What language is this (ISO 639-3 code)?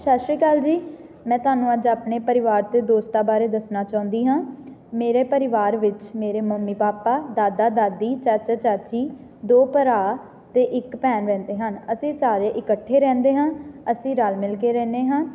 pan